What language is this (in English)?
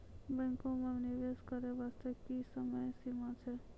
Maithili